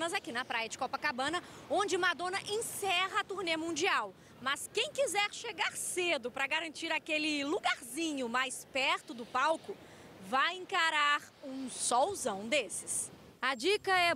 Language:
Portuguese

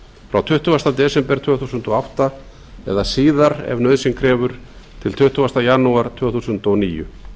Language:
Icelandic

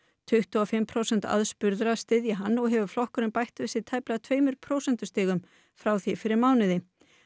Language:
Icelandic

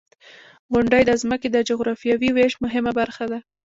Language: Pashto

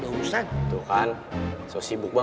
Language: Indonesian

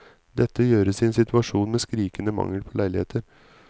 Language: Norwegian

